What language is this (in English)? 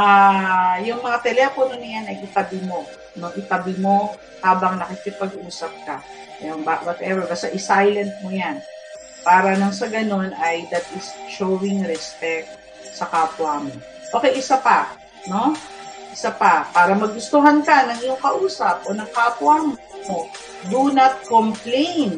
Filipino